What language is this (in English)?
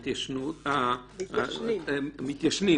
Hebrew